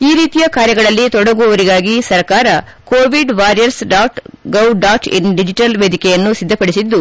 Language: Kannada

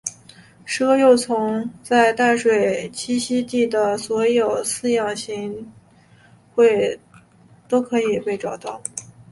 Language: Chinese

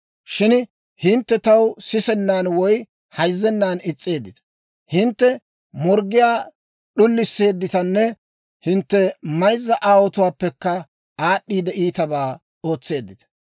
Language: Dawro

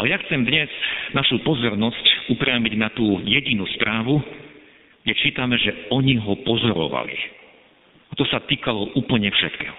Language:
Slovak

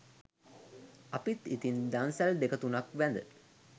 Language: Sinhala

